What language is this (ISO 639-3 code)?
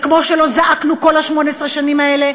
heb